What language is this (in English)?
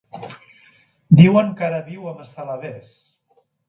Catalan